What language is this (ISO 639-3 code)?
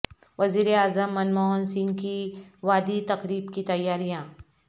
urd